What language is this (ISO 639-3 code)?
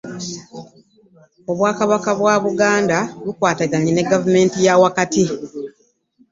lug